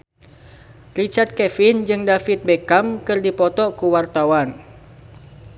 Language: Sundanese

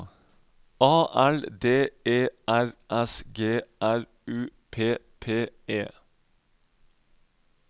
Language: Norwegian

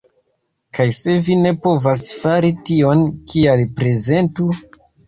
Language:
Esperanto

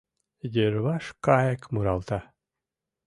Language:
Mari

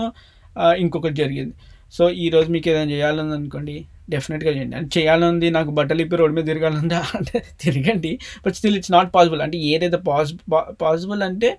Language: Telugu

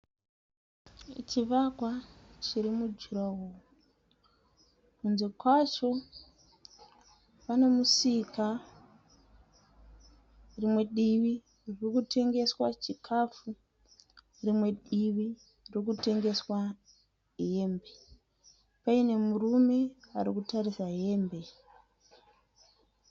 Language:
Shona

